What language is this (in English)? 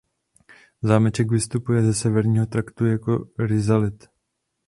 Czech